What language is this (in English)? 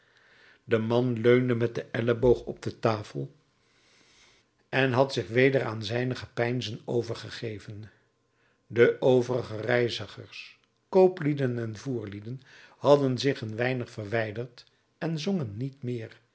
Dutch